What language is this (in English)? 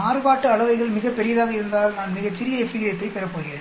Tamil